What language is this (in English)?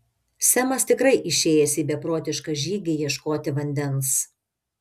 Lithuanian